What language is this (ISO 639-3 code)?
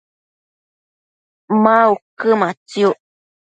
mcf